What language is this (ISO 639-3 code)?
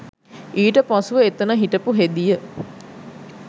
sin